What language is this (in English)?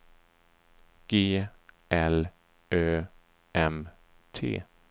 Swedish